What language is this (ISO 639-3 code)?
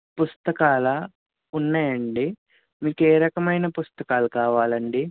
tel